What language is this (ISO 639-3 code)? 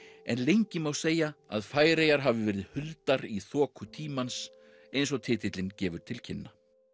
isl